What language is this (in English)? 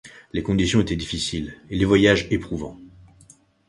French